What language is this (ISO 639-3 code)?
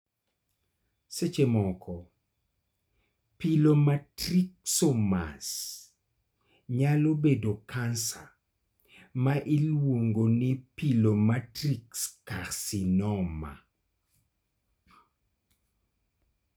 luo